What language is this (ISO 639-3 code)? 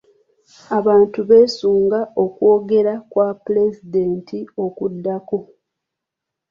lug